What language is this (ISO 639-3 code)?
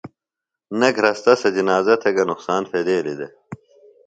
phl